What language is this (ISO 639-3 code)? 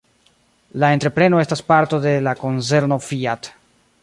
epo